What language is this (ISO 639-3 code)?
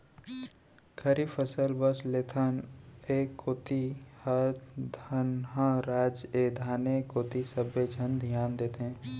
hne